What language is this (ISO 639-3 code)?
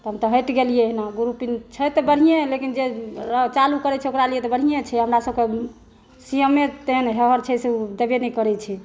mai